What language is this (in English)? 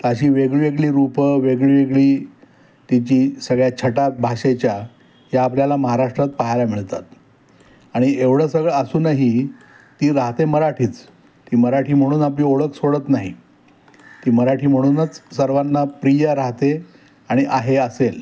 Marathi